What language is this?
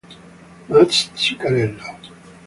Italian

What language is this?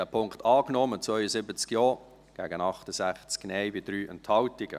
Swiss German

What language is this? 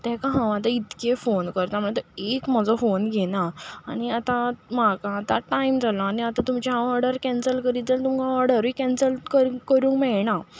Konkani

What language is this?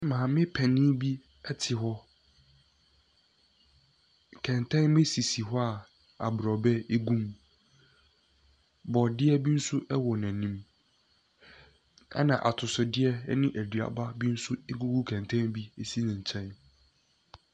Akan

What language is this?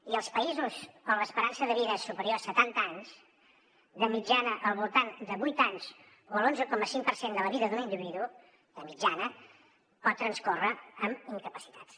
Catalan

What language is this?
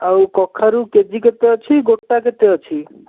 Odia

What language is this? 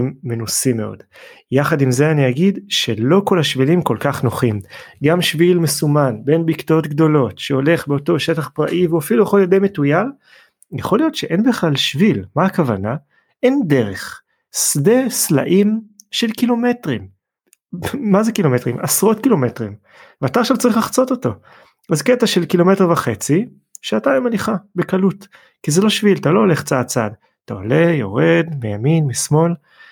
Hebrew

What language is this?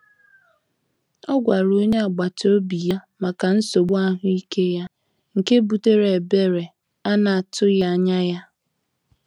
Igbo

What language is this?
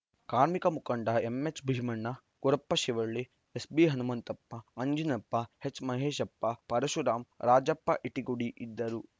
Kannada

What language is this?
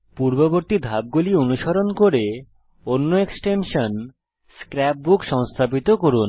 Bangla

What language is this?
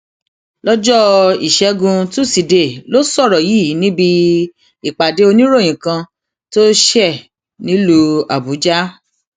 Yoruba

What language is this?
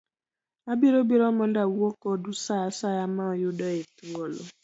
Luo (Kenya and Tanzania)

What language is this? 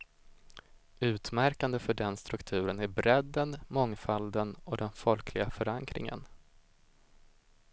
Swedish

